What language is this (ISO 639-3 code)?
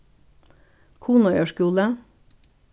fao